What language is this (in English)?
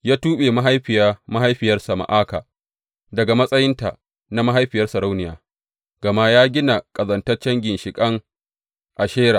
Hausa